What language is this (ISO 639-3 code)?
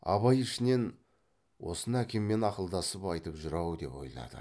kaz